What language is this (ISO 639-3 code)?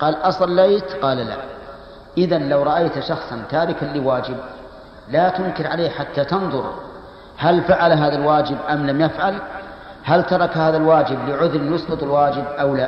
ara